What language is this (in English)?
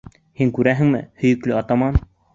Bashkir